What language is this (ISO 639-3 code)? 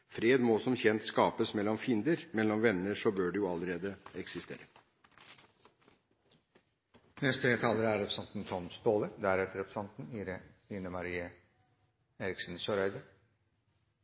nob